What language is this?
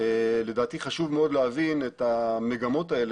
Hebrew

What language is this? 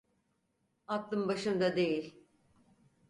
Turkish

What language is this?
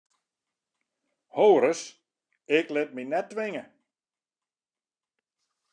Western Frisian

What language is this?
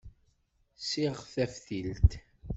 Kabyle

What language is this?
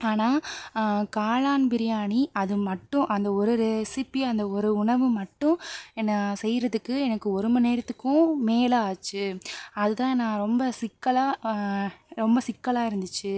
Tamil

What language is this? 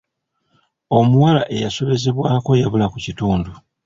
Ganda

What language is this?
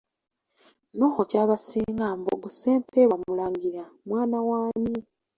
Ganda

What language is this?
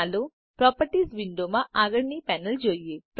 Gujarati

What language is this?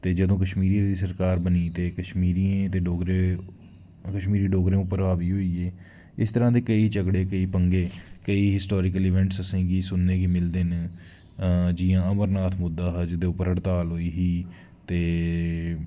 Dogri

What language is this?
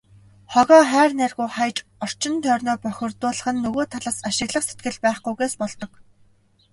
Mongolian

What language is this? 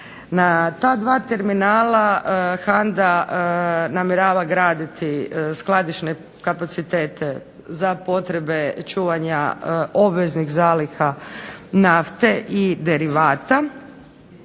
Croatian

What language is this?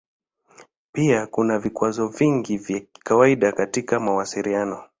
Swahili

